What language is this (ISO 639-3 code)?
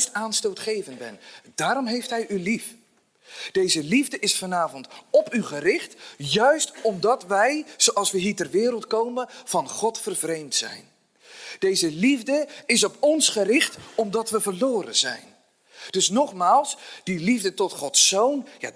nld